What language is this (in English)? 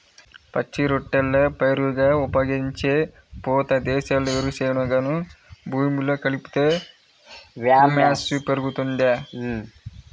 Telugu